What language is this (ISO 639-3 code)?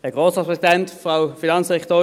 gsw